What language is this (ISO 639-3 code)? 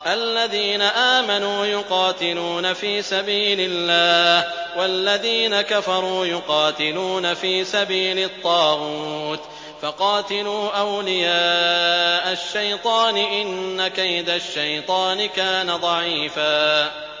ara